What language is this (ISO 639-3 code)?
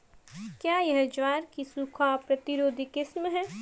hin